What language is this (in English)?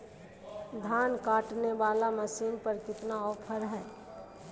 Magahi